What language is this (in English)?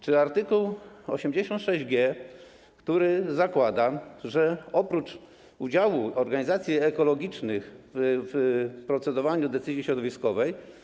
Polish